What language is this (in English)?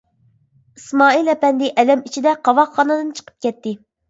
Uyghur